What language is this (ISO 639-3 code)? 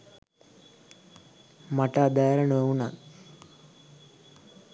sin